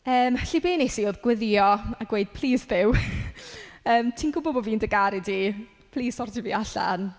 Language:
Welsh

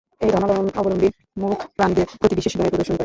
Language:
Bangla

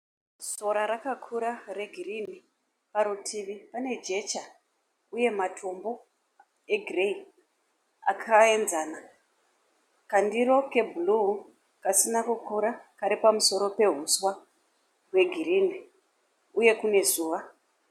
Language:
Shona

